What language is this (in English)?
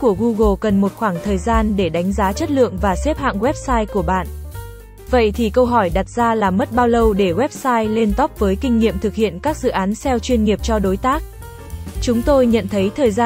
Vietnamese